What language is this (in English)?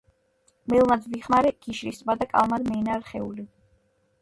Georgian